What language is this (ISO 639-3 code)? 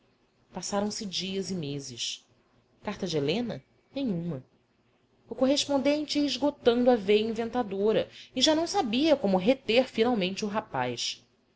por